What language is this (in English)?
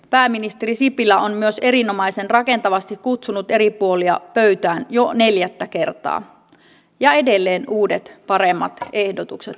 Finnish